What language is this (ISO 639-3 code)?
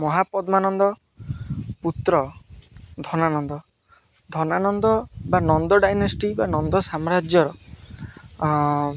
ori